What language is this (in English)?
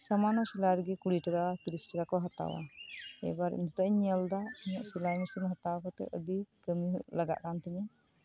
Santali